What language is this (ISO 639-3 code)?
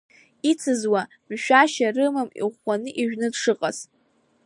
abk